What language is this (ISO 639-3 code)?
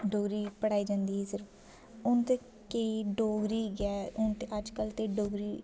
doi